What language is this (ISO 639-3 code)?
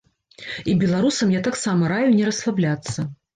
bel